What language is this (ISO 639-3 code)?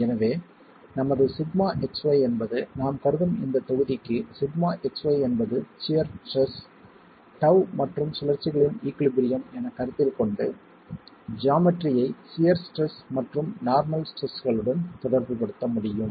tam